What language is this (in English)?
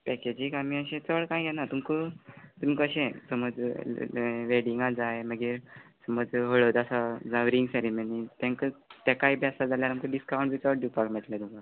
Konkani